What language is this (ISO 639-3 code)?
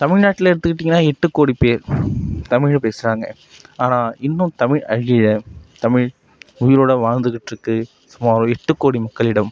tam